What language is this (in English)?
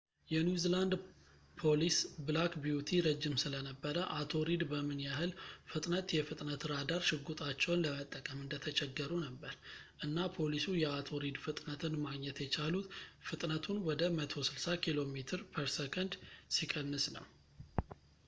Amharic